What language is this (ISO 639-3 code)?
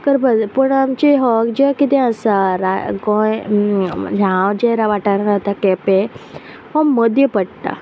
kok